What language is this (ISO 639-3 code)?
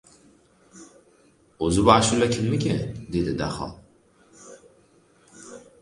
uzb